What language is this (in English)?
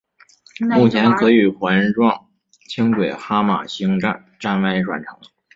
Chinese